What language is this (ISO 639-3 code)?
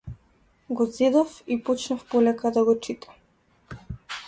mkd